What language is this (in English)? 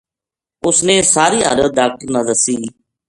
Gujari